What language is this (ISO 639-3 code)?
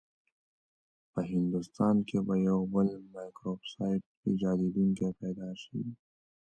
pus